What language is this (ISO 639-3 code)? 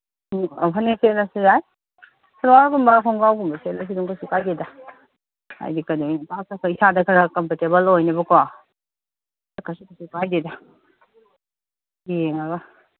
mni